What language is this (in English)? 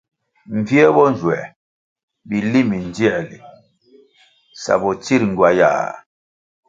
Kwasio